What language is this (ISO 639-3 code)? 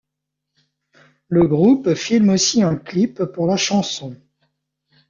fra